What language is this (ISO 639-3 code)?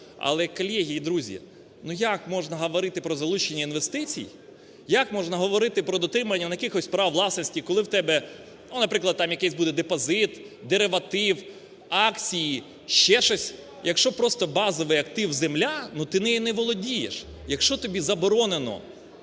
ukr